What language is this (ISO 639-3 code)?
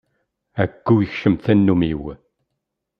kab